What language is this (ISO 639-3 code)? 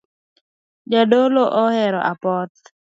luo